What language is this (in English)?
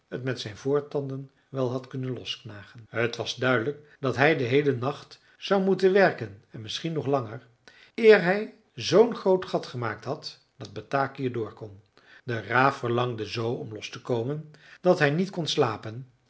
Dutch